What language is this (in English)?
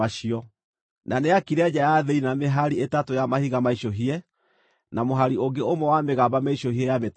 Kikuyu